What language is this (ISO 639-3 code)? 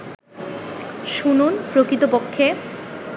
ben